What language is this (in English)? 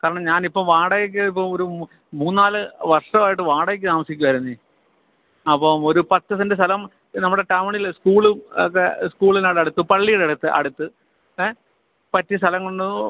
Malayalam